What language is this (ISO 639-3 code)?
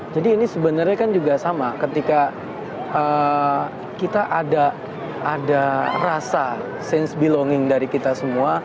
ind